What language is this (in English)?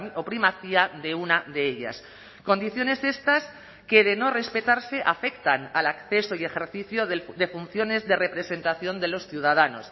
Spanish